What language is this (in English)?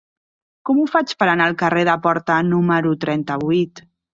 Catalan